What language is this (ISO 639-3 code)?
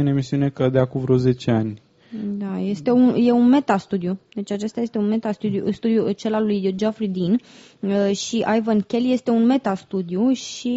ron